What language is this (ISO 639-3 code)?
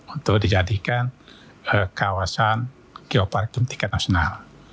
ind